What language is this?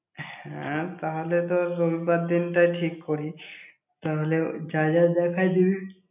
Bangla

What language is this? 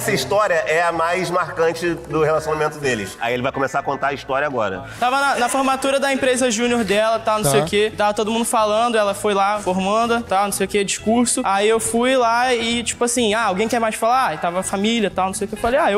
Portuguese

